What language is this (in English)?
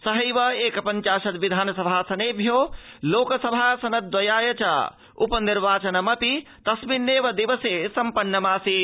Sanskrit